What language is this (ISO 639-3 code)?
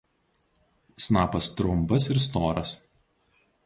lit